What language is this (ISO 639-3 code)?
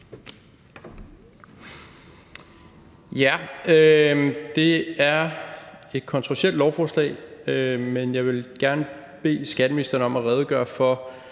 dan